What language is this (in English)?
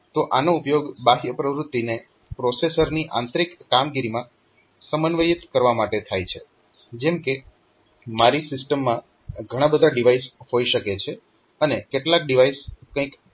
Gujarati